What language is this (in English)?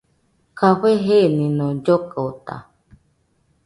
Nüpode Huitoto